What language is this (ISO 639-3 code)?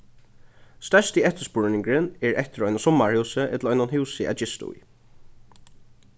fao